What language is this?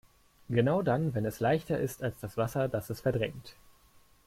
German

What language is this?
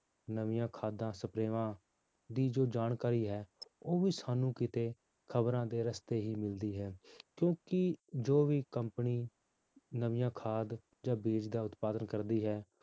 Punjabi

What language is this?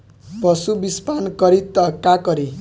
Bhojpuri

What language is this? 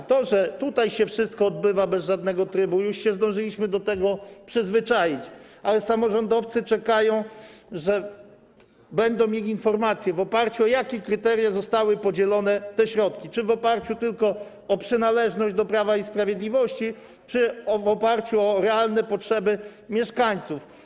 Polish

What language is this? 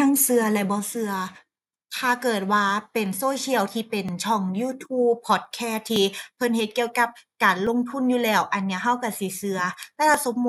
Thai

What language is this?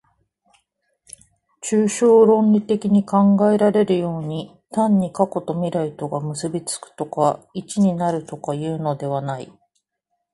Japanese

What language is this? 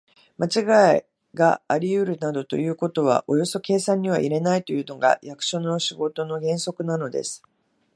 Japanese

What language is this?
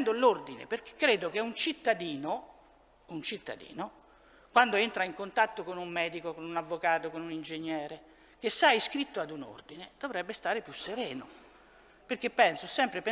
Italian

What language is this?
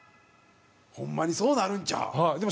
Japanese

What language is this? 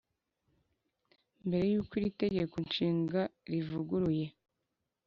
Kinyarwanda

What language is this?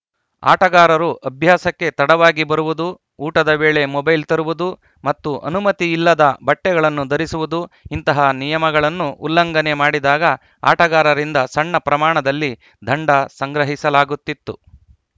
Kannada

